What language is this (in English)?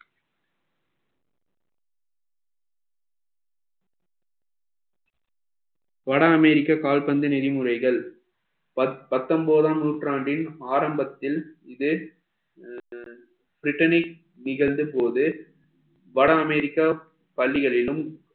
Tamil